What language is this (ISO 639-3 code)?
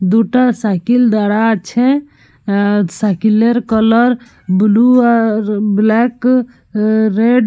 ben